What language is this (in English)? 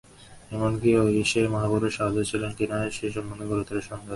Bangla